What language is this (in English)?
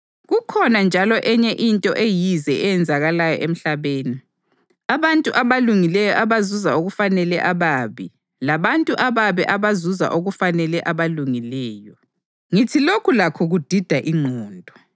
North Ndebele